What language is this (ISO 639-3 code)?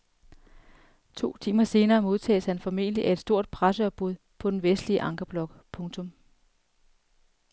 dan